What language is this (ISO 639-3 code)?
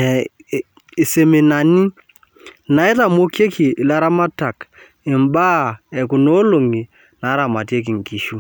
mas